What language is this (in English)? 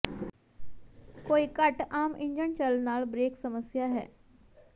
Punjabi